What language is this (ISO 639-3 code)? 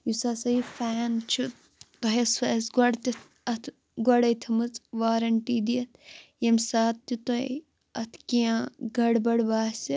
kas